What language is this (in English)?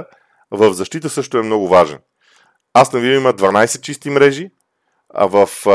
Bulgarian